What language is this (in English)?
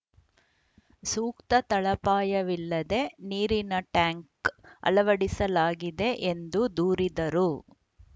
Kannada